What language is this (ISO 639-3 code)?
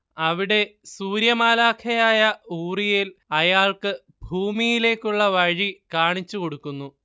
mal